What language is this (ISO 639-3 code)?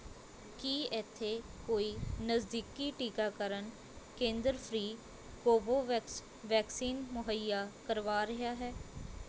pan